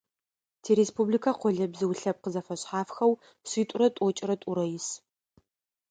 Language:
Adyghe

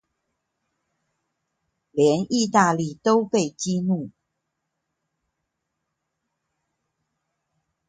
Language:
Chinese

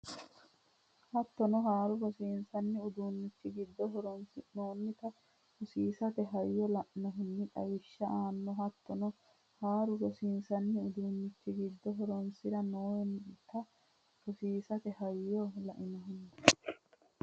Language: Sidamo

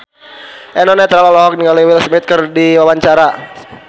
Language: Sundanese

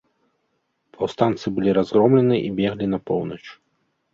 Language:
Belarusian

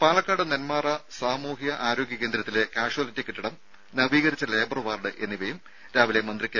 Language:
Malayalam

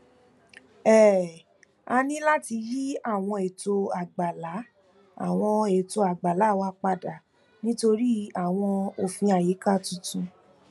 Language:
Yoruba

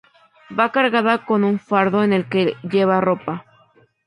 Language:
Spanish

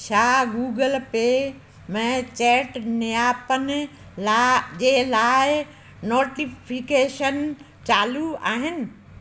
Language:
Sindhi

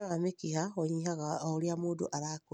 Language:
Kikuyu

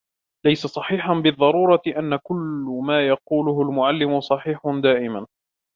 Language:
Arabic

